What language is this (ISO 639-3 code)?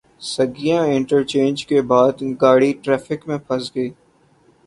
urd